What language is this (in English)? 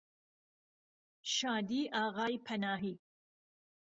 Central Kurdish